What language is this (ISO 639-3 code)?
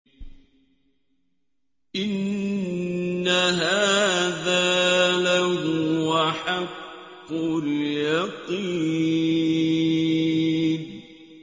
ara